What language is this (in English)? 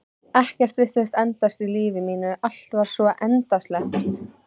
Icelandic